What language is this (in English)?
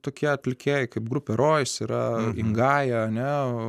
Lithuanian